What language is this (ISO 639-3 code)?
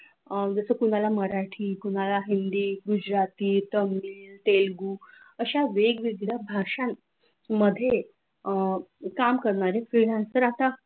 mar